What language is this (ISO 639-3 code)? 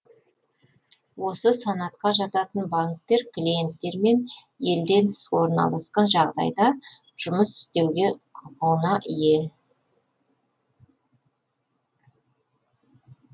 kaz